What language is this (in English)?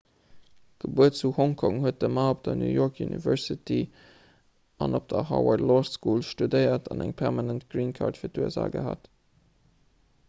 Luxembourgish